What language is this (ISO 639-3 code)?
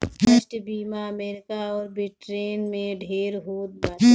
bho